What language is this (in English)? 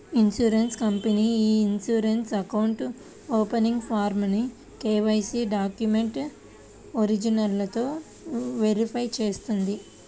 Telugu